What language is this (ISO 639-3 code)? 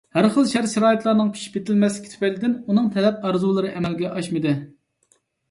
uig